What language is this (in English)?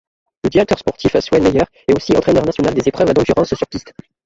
French